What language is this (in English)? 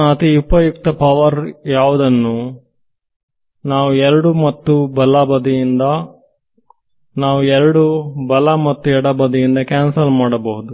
Kannada